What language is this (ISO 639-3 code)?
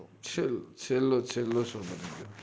guj